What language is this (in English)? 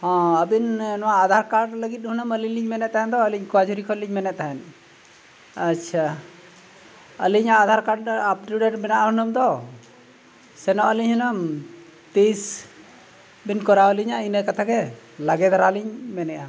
Santali